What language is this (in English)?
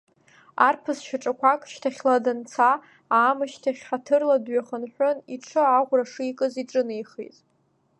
Abkhazian